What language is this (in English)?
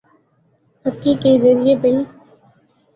Urdu